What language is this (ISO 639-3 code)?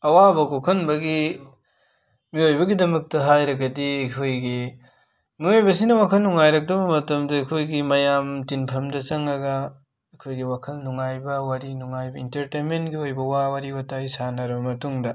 mni